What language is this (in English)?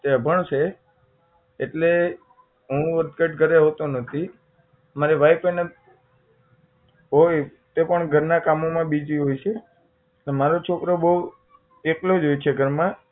Gujarati